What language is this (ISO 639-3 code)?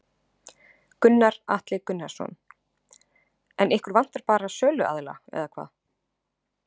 isl